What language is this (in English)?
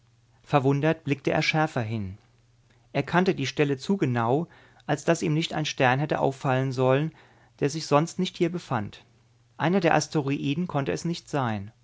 German